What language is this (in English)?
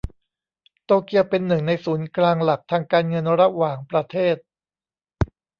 Thai